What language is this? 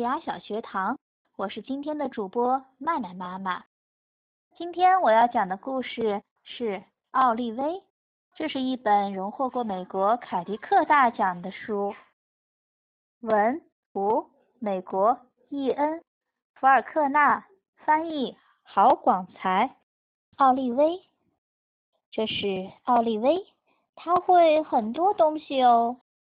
Chinese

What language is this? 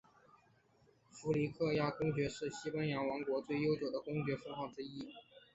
Chinese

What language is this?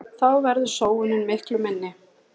Icelandic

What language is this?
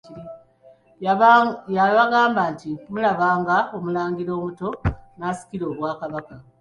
Ganda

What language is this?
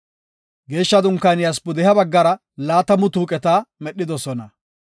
Gofa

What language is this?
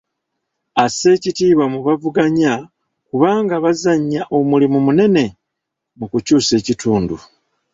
Ganda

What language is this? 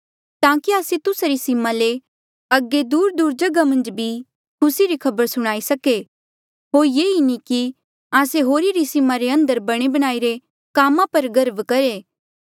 Mandeali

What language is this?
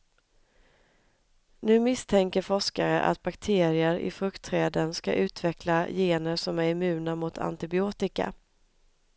Swedish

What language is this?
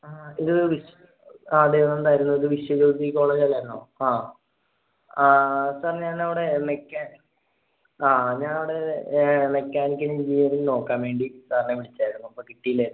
Malayalam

